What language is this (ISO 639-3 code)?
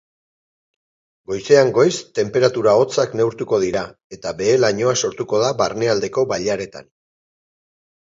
eus